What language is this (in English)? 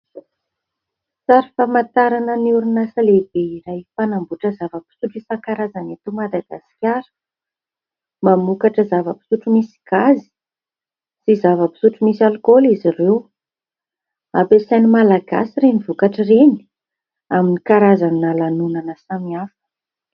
Malagasy